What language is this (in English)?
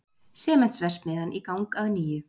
Icelandic